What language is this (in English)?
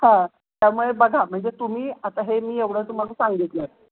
Marathi